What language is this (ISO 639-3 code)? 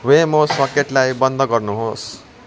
nep